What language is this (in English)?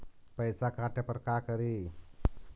Magahi